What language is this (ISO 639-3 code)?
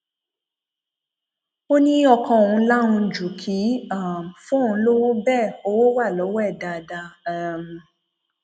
yor